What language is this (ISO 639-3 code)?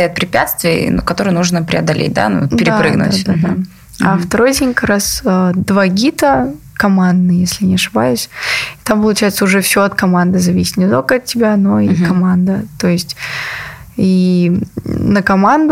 rus